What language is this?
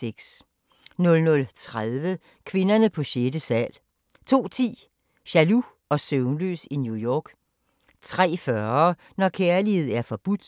Danish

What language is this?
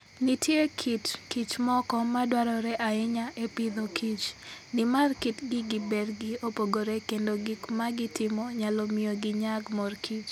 Luo (Kenya and Tanzania)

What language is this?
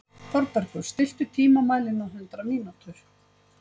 Icelandic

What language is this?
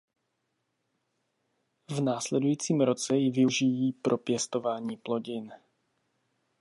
Czech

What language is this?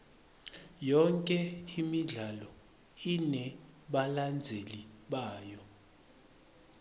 Swati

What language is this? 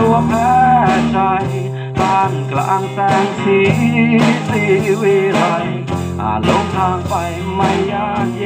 Thai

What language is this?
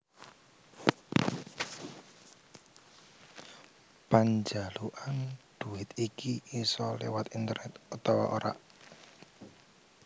Javanese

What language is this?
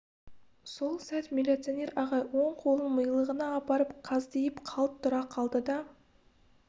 Kazakh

